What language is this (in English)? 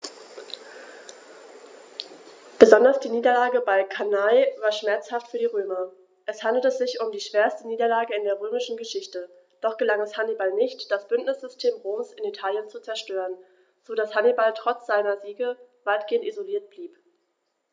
German